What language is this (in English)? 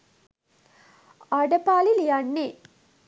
Sinhala